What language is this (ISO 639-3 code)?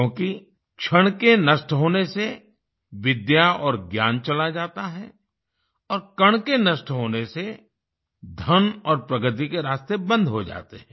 hin